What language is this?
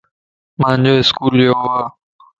Lasi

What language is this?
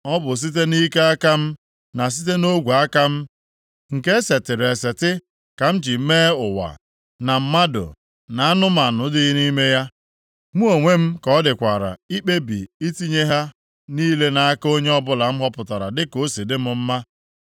Igbo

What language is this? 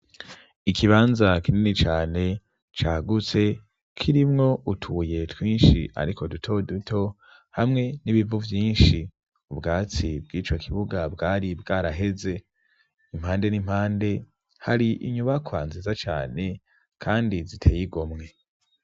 Rundi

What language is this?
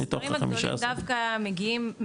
Hebrew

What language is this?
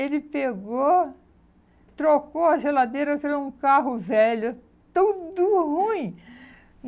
Portuguese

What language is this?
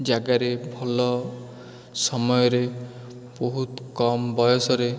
Odia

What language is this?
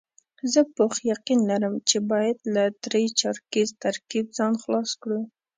Pashto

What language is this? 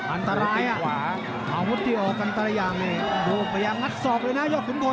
Thai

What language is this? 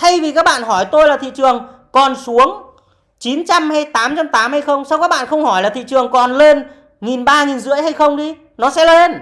Vietnamese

